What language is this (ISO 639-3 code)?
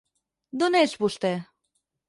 cat